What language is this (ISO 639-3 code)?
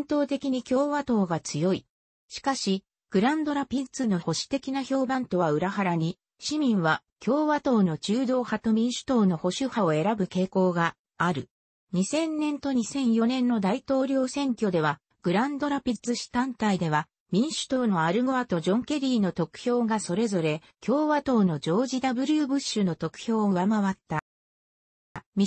jpn